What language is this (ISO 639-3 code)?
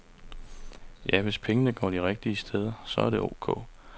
dan